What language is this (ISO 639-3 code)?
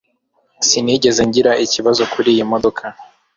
kin